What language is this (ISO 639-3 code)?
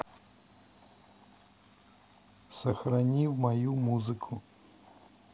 rus